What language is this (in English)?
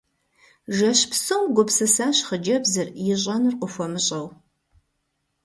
Kabardian